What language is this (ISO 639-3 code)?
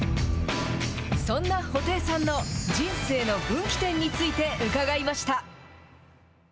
jpn